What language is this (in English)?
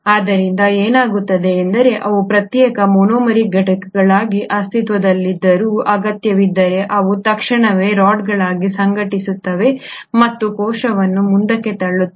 Kannada